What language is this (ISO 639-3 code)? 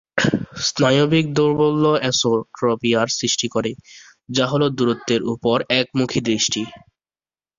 ben